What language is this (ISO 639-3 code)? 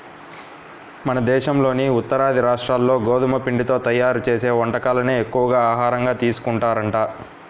tel